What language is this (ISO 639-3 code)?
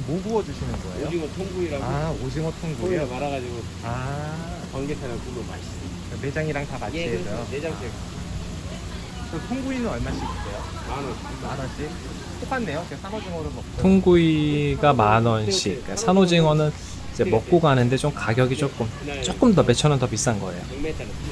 kor